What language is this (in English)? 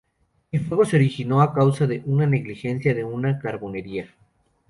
Spanish